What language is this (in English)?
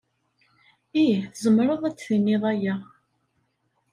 Kabyle